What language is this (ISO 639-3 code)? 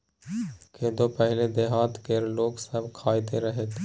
mai